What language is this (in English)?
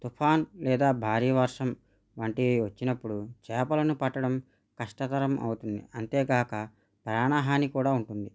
Telugu